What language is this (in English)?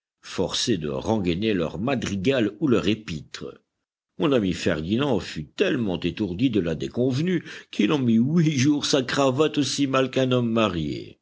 French